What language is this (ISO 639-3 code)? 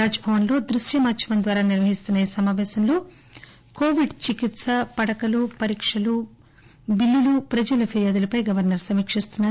tel